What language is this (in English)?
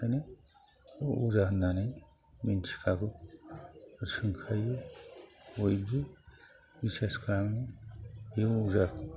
Bodo